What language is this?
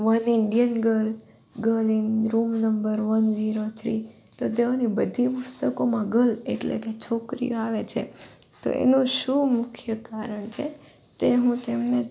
Gujarati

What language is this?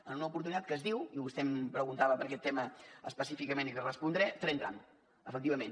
Catalan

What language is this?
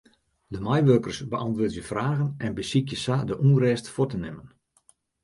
Western Frisian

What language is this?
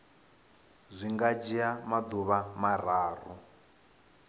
Venda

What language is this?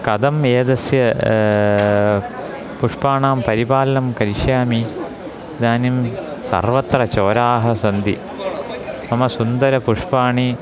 Sanskrit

